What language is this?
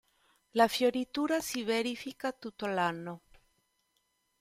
Italian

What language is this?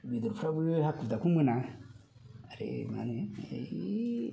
Bodo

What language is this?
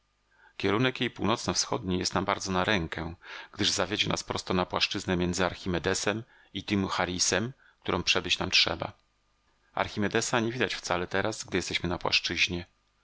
Polish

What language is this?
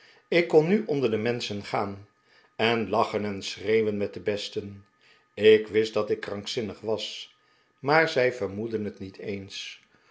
Dutch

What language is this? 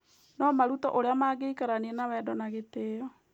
Kikuyu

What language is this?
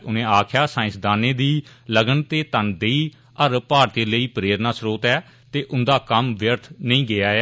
Dogri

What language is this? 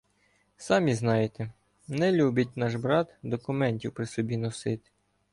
Ukrainian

